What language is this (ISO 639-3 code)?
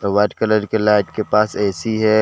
hin